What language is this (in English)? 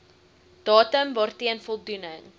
Afrikaans